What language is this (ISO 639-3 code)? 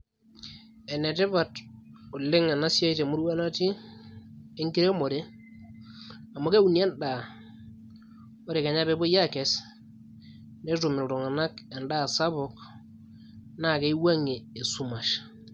mas